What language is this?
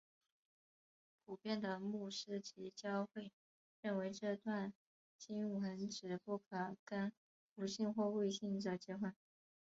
Chinese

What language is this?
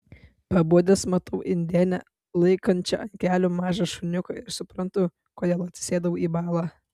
Lithuanian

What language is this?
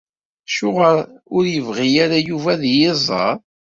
Kabyle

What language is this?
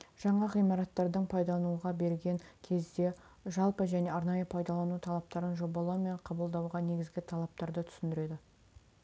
Kazakh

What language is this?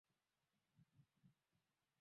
Swahili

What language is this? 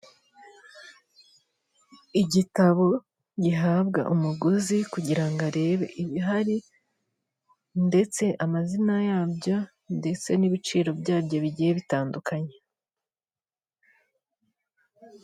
Kinyarwanda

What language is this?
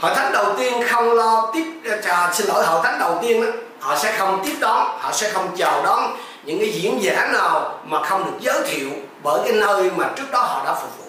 Vietnamese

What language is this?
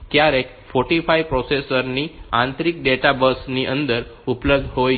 Gujarati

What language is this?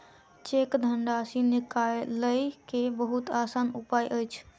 Maithili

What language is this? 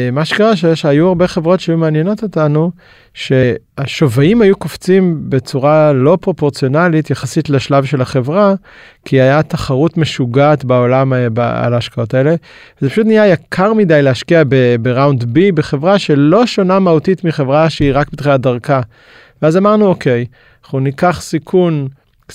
Hebrew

